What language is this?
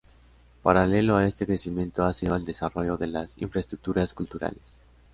Spanish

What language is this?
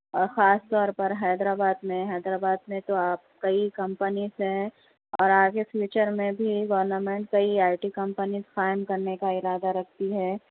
Urdu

